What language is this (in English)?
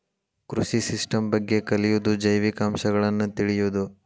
Kannada